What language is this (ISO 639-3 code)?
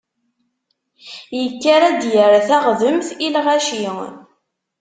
kab